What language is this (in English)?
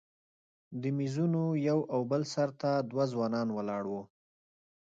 Pashto